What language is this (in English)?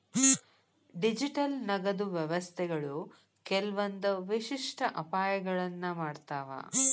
Kannada